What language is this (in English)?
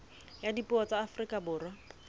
Southern Sotho